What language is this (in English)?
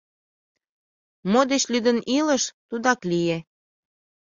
Mari